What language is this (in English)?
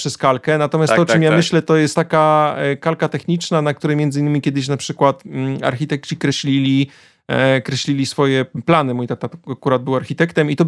Polish